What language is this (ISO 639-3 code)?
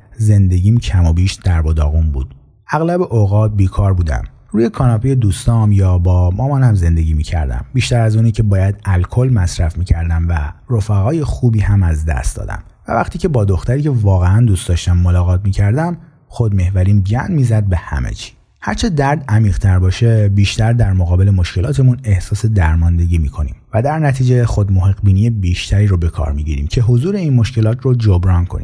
fas